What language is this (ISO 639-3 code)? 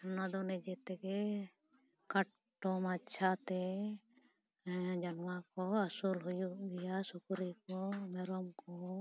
sat